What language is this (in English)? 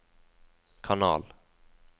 Norwegian